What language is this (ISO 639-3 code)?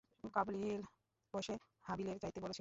ben